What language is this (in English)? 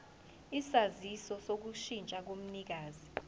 Zulu